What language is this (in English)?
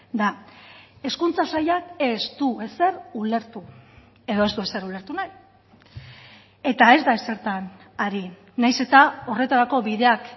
Basque